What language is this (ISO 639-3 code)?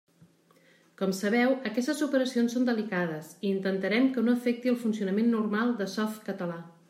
cat